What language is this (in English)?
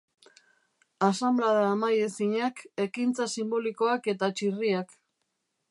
Basque